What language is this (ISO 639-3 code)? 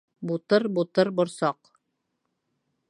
bak